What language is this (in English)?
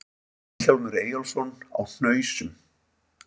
Icelandic